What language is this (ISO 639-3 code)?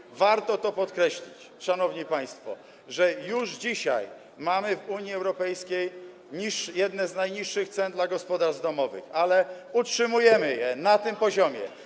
pol